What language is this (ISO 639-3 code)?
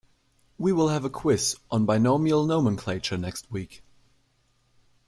eng